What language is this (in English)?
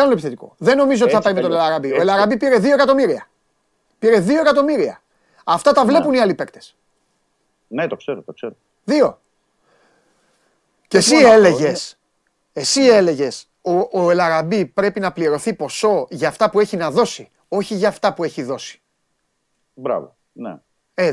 Greek